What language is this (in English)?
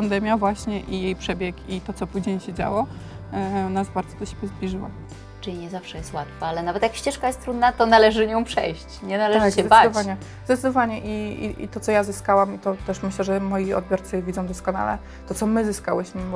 Polish